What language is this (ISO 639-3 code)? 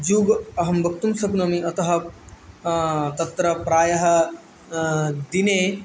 san